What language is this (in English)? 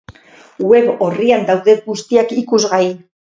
Basque